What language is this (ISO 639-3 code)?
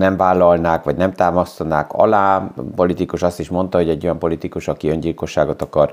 hun